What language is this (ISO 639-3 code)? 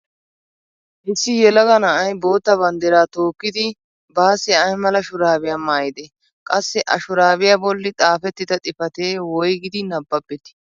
wal